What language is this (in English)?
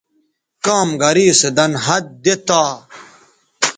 Bateri